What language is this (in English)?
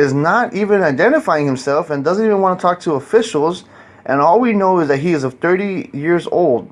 English